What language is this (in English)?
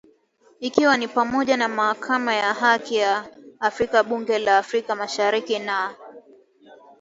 Swahili